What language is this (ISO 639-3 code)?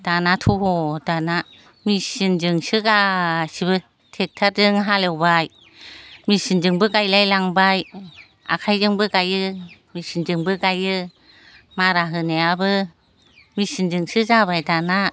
brx